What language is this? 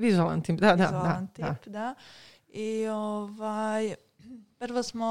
Croatian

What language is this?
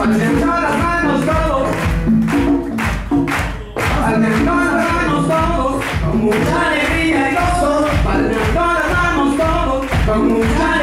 Spanish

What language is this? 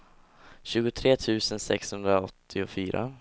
Swedish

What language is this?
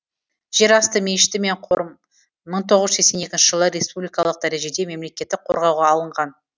Kazakh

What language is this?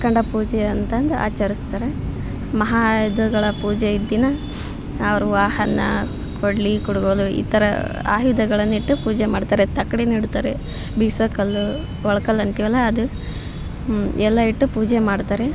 Kannada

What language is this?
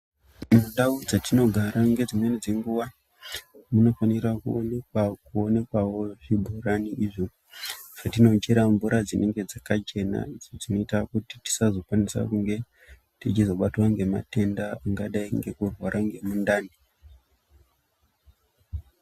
Ndau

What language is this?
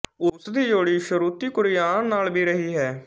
Punjabi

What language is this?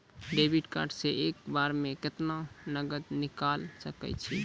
Maithili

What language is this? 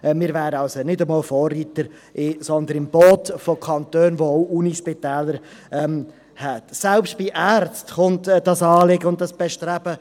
Swiss German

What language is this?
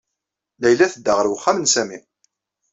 Kabyle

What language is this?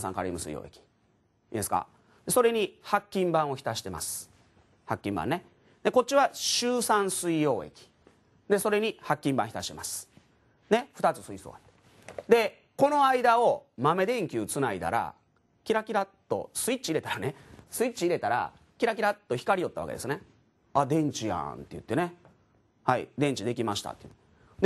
Japanese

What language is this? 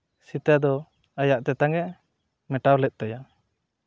Santali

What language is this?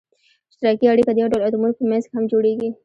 Pashto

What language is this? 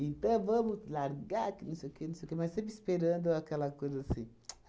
Portuguese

